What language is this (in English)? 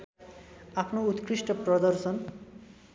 Nepali